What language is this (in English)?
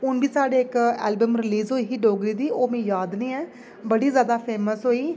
Dogri